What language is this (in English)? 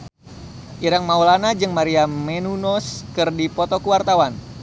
Sundanese